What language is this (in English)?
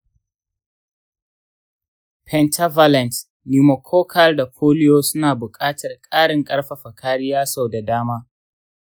Hausa